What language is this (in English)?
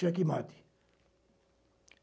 Portuguese